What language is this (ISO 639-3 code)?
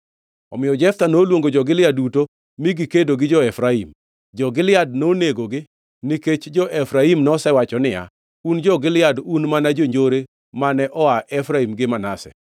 luo